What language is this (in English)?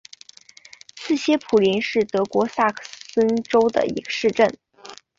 Chinese